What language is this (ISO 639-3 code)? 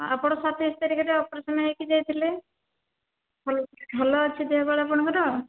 ori